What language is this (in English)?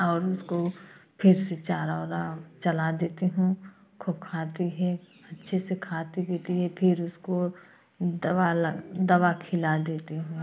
Hindi